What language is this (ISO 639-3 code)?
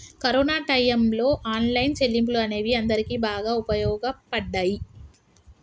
tel